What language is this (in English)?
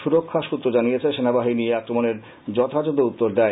Bangla